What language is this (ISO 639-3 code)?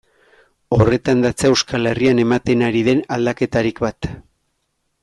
eus